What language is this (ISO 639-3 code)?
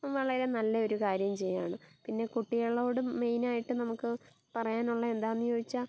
mal